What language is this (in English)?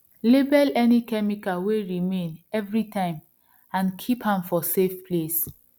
Nigerian Pidgin